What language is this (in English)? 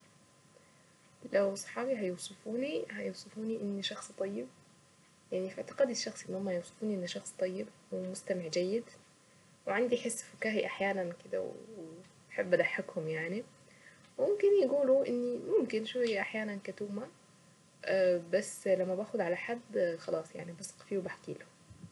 Saidi Arabic